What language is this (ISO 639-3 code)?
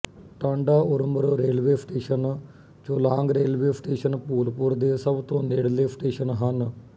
pan